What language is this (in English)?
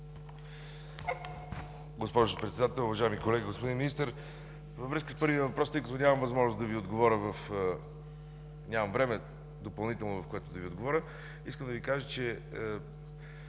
Bulgarian